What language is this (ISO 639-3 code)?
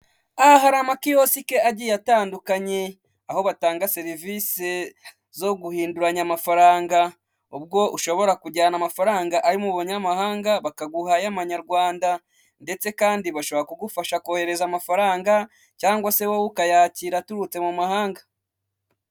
kin